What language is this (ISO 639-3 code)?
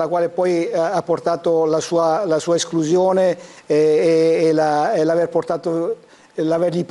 ita